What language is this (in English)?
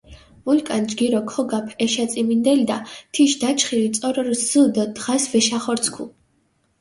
Mingrelian